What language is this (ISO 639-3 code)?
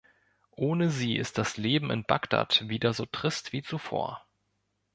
deu